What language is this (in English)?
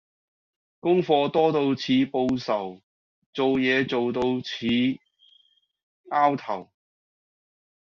Cantonese